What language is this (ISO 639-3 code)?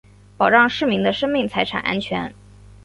zho